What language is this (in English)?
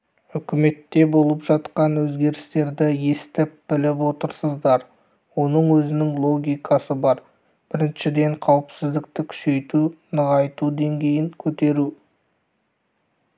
Kazakh